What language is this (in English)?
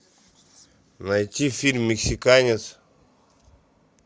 Russian